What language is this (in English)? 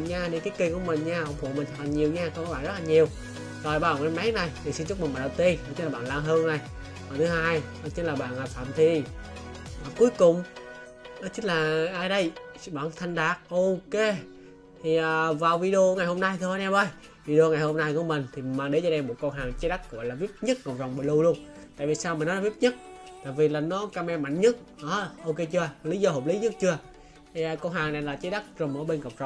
Vietnamese